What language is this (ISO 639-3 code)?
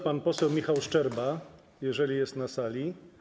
pol